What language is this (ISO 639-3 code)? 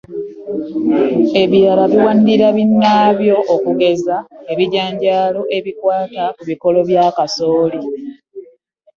lug